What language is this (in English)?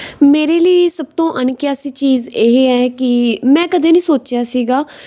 Punjabi